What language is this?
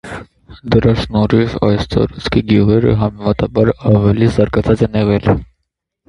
Armenian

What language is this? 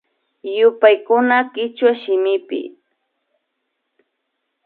Imbabura Highland Quichua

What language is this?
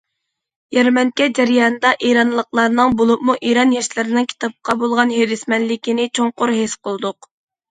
Uyghur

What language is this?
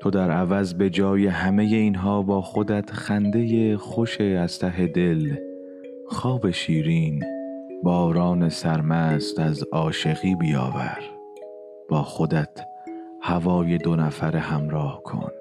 Persian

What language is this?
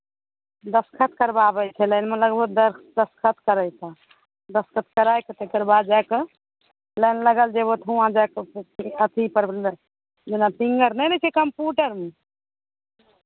Maithili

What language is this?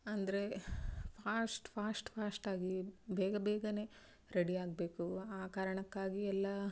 Kannada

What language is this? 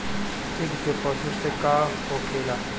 Bhojpuri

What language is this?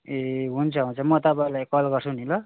Nepali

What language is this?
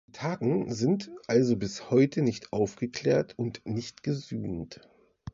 German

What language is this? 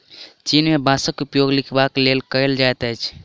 Maithili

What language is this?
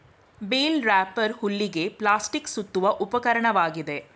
Kannada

